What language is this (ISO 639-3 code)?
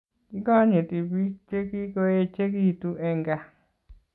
kln